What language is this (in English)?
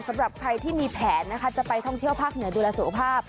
Thai